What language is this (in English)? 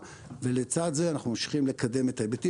Hebrew